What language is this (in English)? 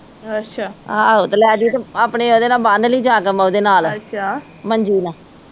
Punjabi